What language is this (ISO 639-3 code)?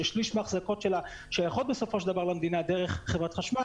heb